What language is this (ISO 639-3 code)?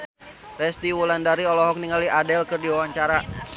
sun